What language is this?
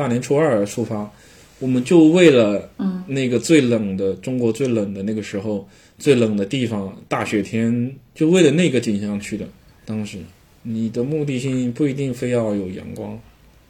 Chinese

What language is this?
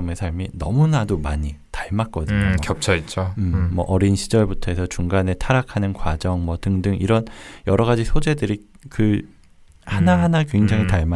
Korean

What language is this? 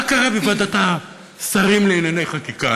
Hebrew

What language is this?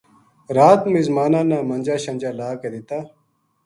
Gujari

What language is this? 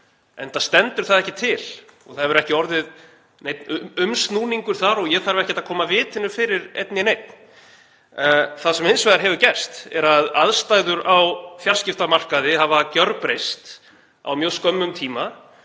Icelandic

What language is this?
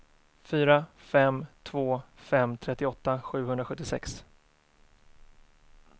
Swedish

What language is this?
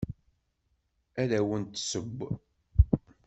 Kabyle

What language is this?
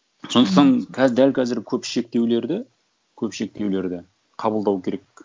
Kazakh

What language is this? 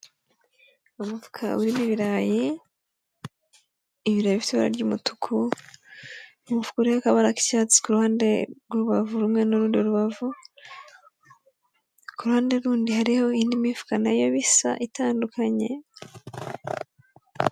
Kinyarwanda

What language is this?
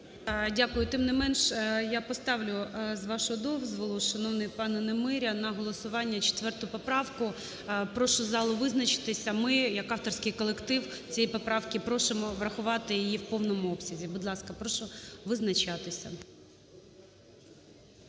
Ukrainian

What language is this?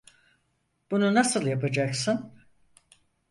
Turkish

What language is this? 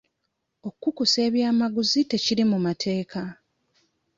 Ganda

